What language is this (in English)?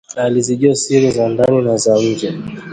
Swahili